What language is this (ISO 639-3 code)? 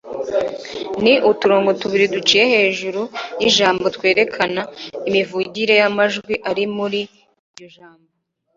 kin